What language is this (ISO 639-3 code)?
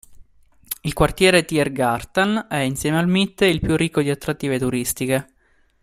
ita